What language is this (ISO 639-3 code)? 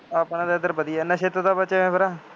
pan